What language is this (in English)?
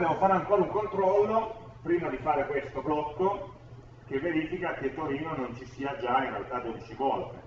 Italian